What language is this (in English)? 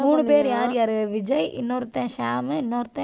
Tamil